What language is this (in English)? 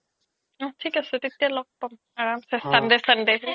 Assamese